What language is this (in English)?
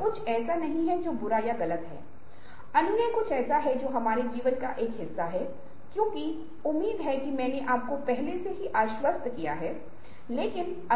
Hindi